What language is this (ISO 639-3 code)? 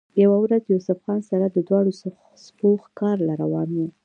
pus